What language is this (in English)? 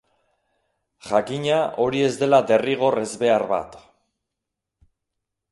Basque